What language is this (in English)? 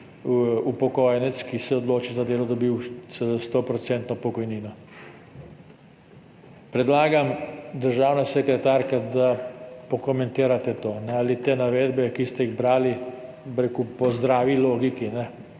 Slovenian